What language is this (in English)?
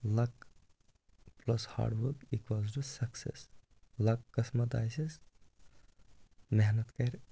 Kashmiri